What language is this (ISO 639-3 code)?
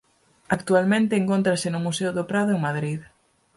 glg